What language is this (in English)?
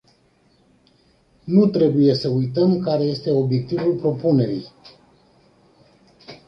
Romanian